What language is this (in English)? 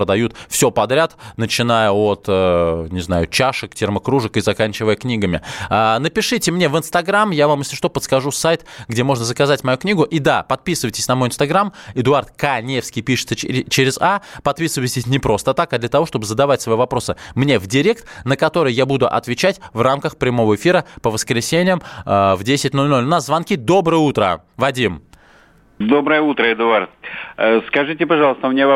Russian